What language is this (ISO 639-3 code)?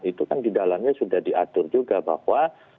ind